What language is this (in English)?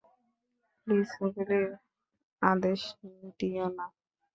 Bangla